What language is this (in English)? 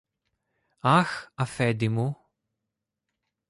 Greek